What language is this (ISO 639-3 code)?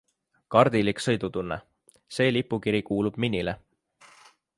est